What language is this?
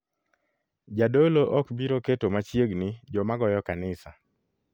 Luo (Kenya and Tanzania)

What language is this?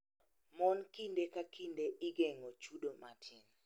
Luo (Kenya and Tanzania)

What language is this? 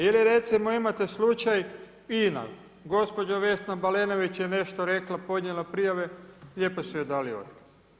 Croatian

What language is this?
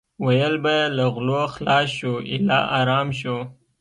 Pashto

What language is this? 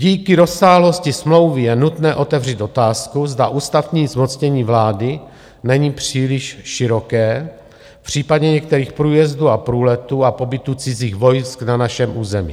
Czech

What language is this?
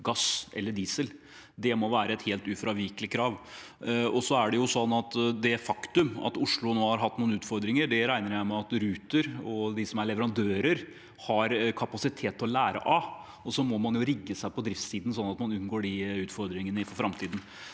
Norwegian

